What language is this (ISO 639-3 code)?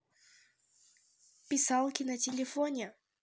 rus